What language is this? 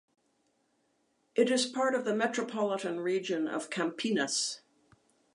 English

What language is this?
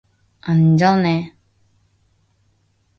Korean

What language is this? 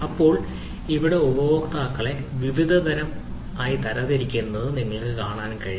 Malayalam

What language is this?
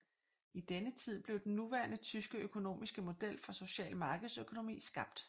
Danish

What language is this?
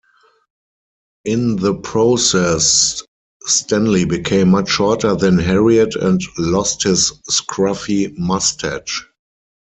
English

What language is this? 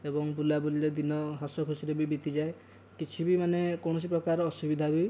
Odia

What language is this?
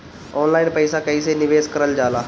Bhojpuri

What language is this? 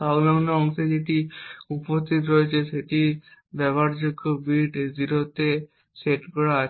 Bangla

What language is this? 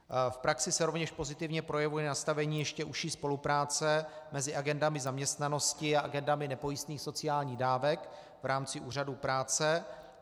Czech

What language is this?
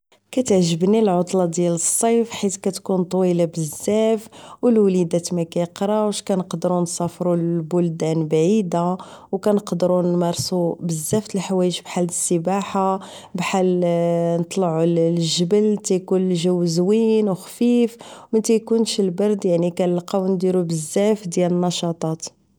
Moroccan Arabic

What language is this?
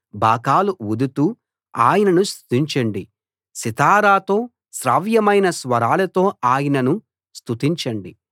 Telugu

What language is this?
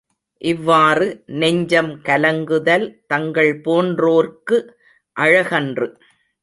Tamil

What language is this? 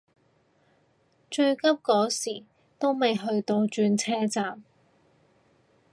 Cantonese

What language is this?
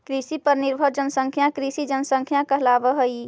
Magahi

